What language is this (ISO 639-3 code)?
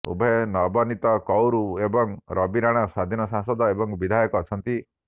ori